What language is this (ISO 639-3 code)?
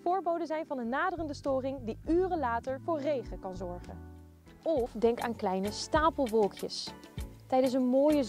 nld